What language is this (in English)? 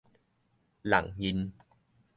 Min Nan Chinese